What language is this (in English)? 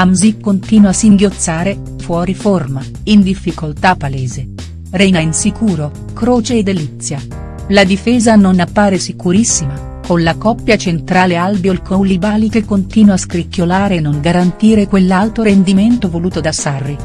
Italian